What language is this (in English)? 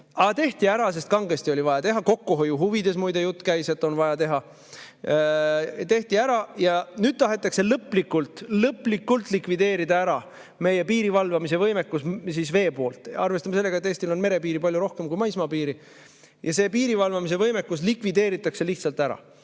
Estonian